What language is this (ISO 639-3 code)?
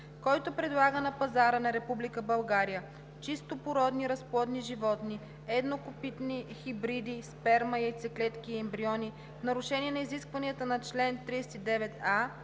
bul